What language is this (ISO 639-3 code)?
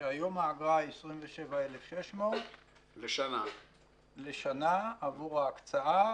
heb